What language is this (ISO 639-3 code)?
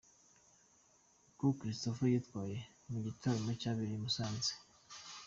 kin